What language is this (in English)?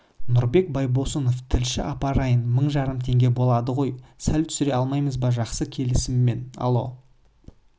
Kazakh